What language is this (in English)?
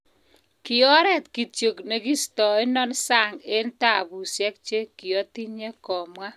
Kalenjin